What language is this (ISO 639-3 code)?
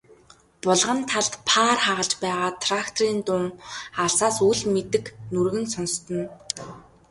mon